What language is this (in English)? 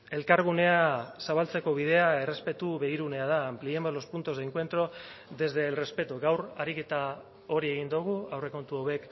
Basque